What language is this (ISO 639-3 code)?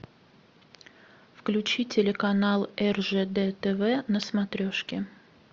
rus